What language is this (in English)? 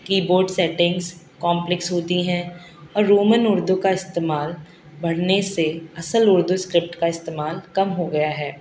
Urdu